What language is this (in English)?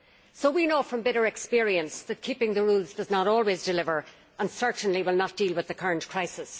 English